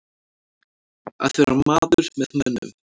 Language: Icelandic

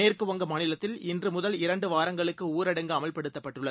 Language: Tamil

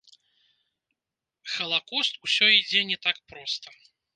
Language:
Belarusian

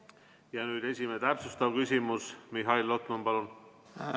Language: Estonian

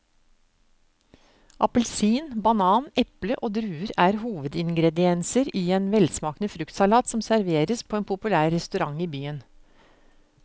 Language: Norwegian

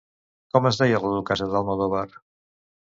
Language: Catalan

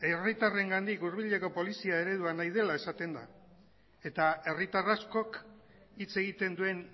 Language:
Basque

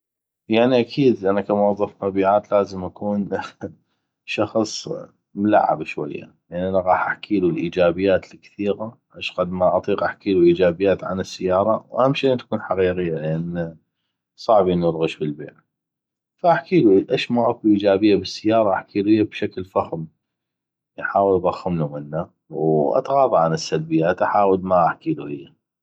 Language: North Mesopotamian Arabic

